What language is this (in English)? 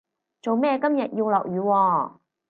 Cantonese